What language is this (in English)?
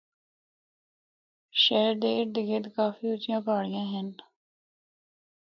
Northern Hindko